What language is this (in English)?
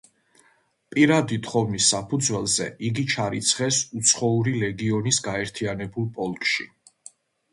Georgian